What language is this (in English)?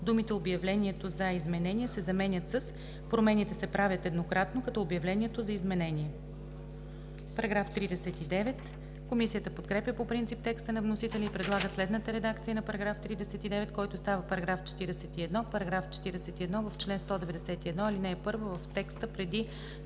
Bulgarian